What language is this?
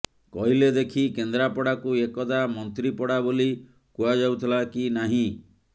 Odia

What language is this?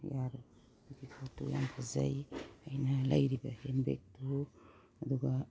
Manipuri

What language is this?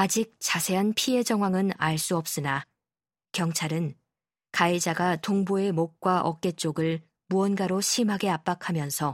Korean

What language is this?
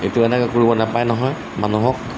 Assamese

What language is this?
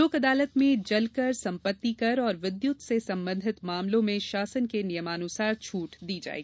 Hindi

